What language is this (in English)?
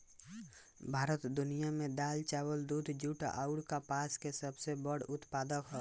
Bhojpuri